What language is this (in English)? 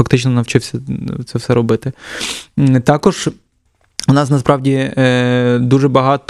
Ukrainian